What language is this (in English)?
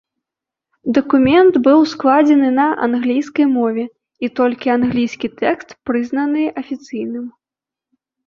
Belarusian